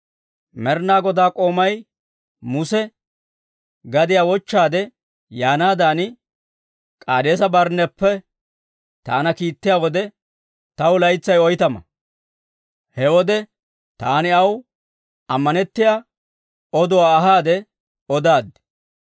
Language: Dawro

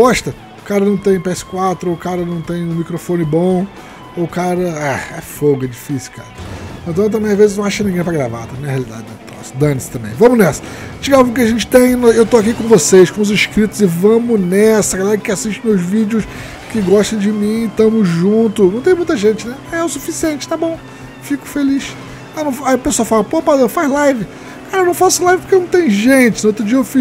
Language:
Portuguese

